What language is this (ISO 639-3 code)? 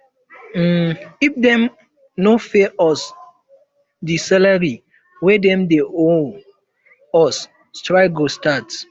pcm